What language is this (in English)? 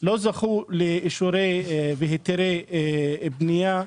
Hebrew